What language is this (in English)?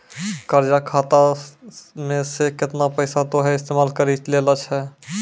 Maithili